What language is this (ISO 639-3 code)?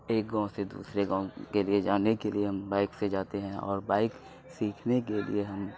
urd